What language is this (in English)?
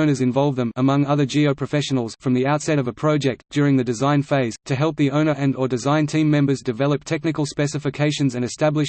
English